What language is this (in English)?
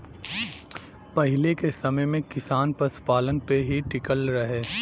Bhojpuri